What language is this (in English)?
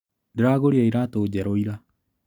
Kikuyu